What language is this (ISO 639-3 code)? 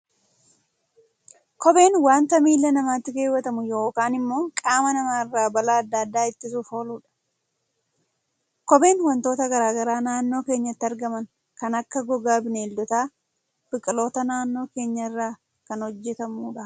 orm